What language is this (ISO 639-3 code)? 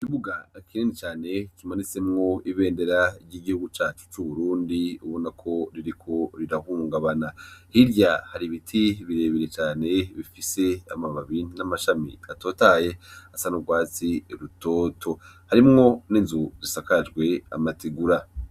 run